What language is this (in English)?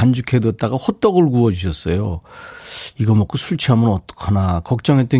Korean